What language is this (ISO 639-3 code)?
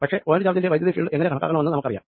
mal